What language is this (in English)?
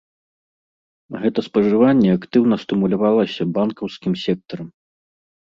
Belarusian